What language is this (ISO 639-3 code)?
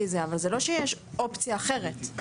heb